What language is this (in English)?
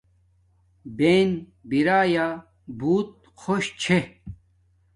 Domaaki